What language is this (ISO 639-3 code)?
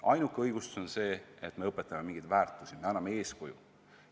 est